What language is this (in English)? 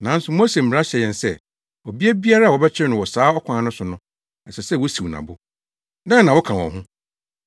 Akan